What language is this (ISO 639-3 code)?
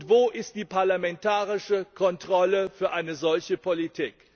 deu